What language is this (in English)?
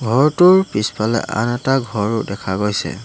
Assamese